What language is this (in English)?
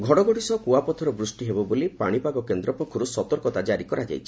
Odia